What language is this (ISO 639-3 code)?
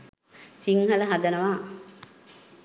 sin